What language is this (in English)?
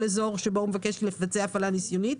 Hebrew